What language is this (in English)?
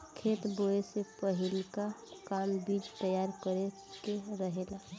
Bhojpuri